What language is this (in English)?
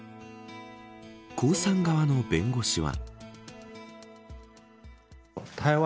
Japanese